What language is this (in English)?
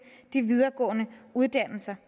Danish